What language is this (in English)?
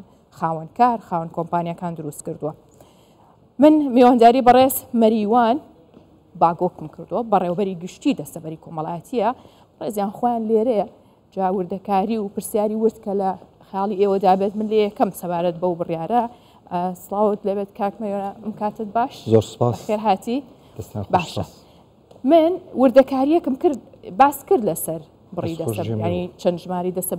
Arabic